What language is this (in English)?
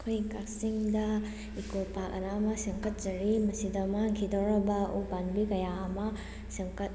Manipuri